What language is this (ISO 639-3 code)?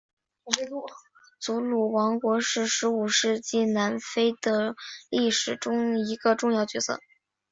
zho